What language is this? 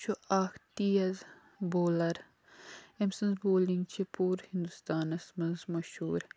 Kashmiri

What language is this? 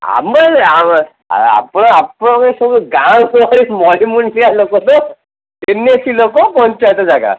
Odia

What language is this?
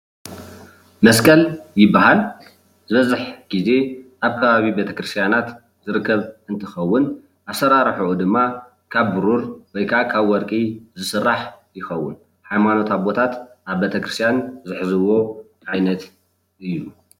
Tigrinya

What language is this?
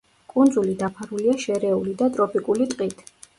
Georgian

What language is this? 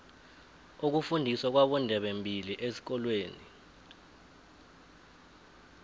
South Ndebele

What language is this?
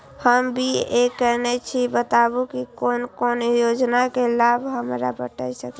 Maithili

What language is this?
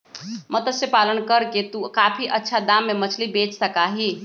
Magahi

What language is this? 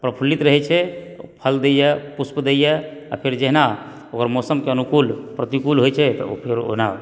Maithili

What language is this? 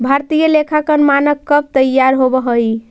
Magahi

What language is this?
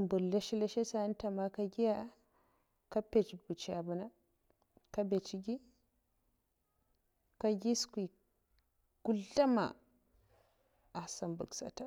Mafa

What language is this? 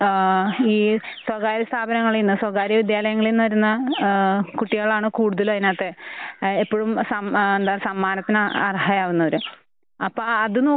Malayalam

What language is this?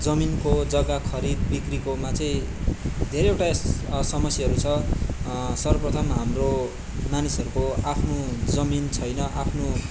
Nepali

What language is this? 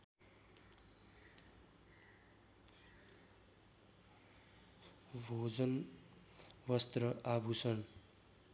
Nepali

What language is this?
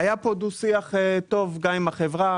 Hebrew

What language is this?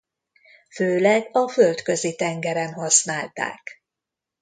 Hungarian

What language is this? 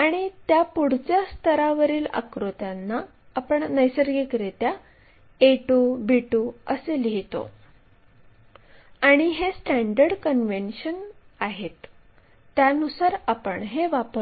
Marathi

